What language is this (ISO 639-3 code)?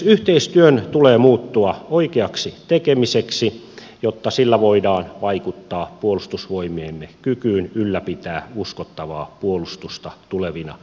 fin